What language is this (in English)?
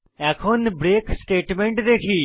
Bangla